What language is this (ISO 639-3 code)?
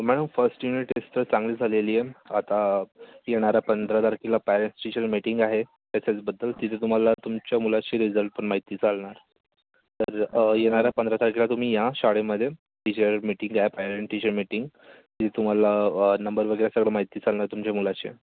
mar